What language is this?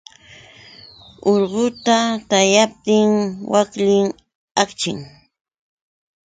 Yauyos Quechua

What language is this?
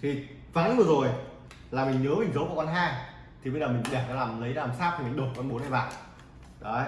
Vietnamese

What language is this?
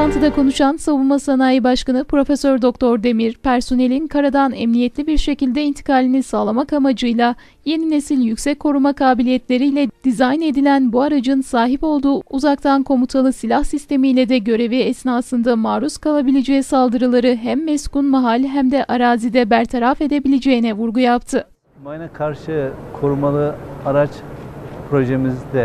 Turkish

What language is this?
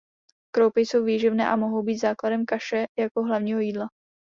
Czech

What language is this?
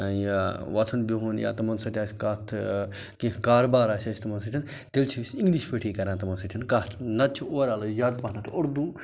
Kashmiri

